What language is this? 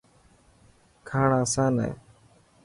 Dhatki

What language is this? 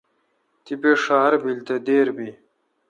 Kalkoti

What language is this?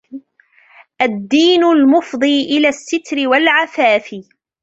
Arabic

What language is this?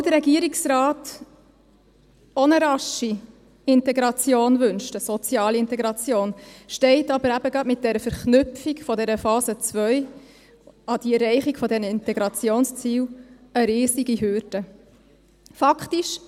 Swiss German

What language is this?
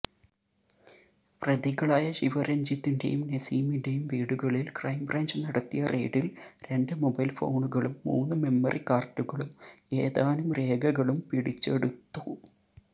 Malayalam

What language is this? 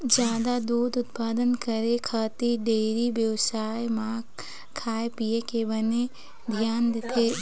Chhattisgarhi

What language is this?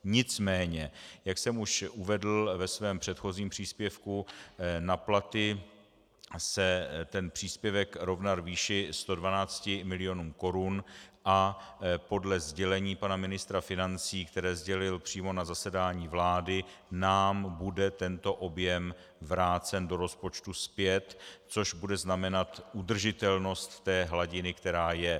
Czech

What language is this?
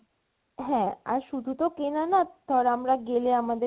Bangla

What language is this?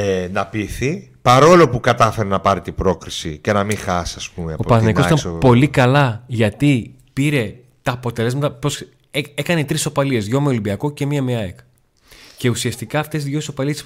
Greek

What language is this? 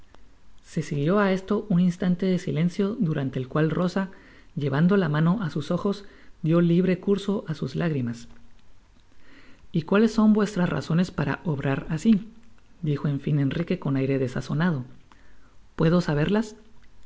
Spanish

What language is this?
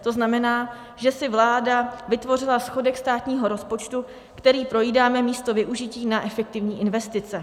Czech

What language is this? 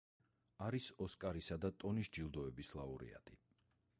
Georgian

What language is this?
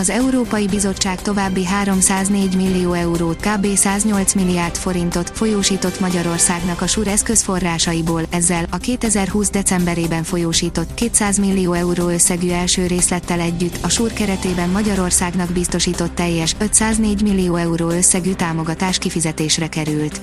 Hungarian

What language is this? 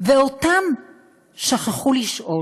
Hebrew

